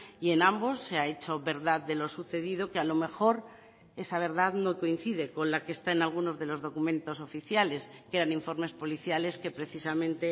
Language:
Spanish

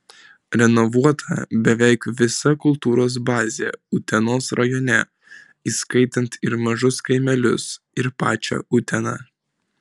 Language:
Lithuanian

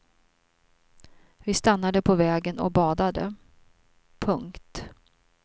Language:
Swedish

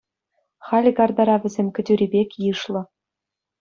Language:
Chuvash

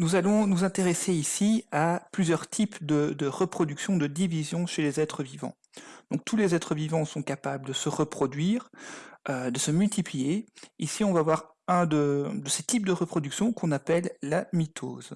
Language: French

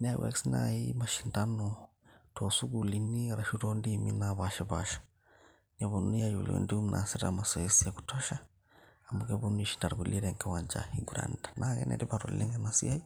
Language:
Masai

